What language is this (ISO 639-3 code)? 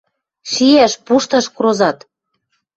mrj